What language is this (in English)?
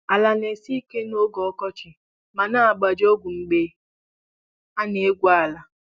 Igbo